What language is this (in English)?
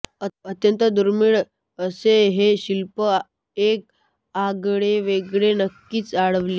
Marathi